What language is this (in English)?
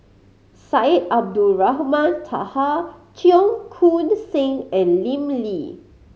English